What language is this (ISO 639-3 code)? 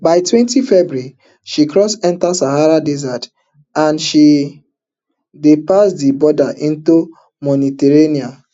pcm